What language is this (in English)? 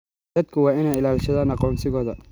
Somali